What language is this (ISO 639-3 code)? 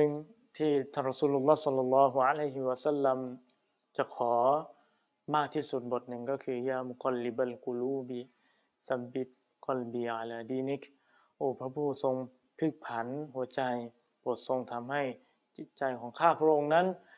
tha